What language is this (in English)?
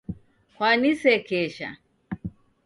Taita